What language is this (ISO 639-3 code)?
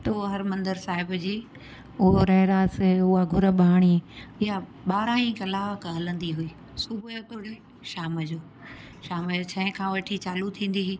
snd